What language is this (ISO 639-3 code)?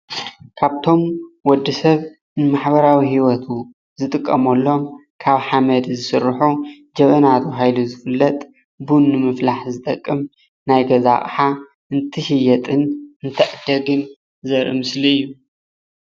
tir